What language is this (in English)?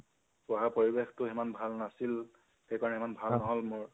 Assamese